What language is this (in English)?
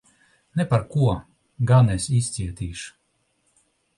Latvian